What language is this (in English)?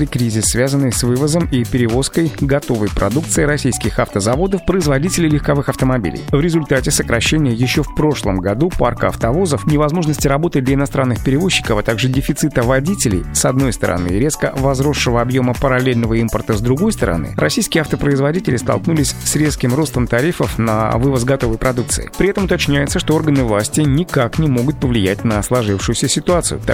Russian